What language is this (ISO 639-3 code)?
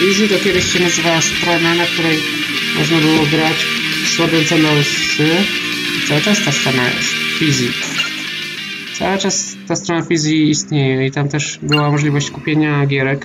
pol